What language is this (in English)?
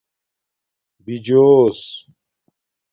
Domaaki